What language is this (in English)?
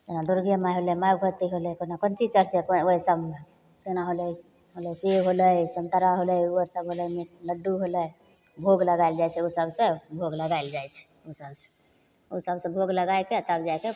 Maithili